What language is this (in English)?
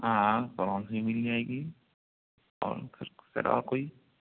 Urdu